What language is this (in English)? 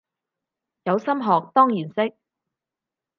Cantonese